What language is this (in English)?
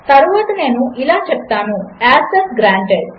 Telugu